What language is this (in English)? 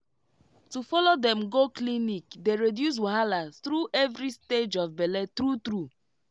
Nigerian Pidgin